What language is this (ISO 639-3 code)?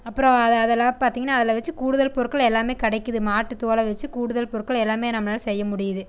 tam